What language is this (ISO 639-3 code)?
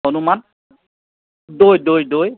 asm